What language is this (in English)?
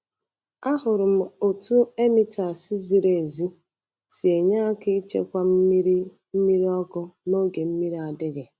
Igbo